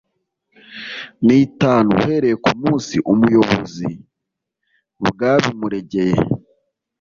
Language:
Kinyarwanda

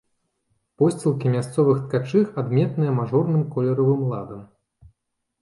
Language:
Belarusian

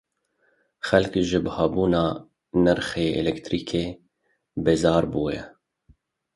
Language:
Kurdish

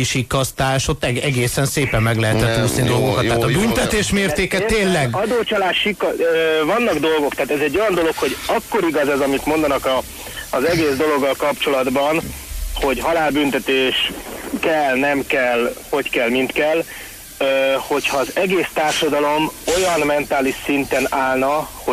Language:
Hungarian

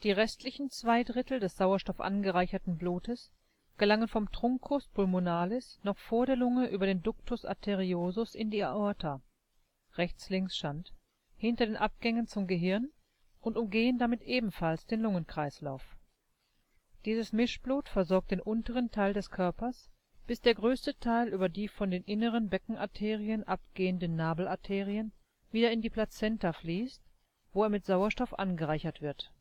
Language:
German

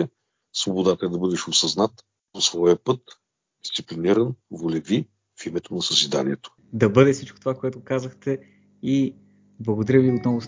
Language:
Bulgarian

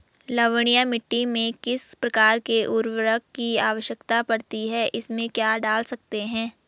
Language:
Hindi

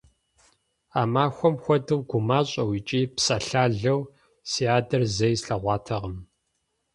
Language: Kabardian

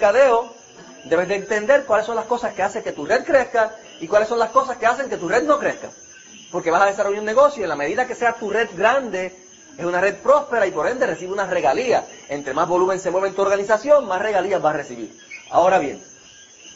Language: Spanish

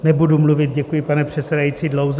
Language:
Czech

